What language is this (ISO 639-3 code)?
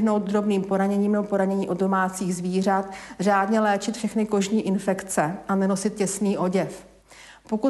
ces